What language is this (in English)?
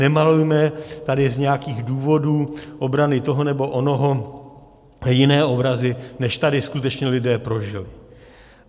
Czech